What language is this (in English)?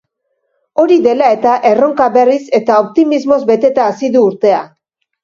Basque